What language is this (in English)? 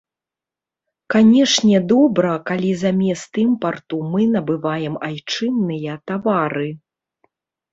Belarusian